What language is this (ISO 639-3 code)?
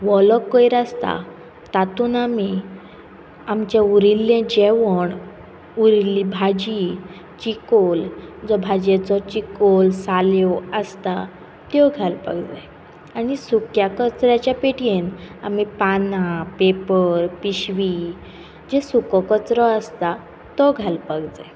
kok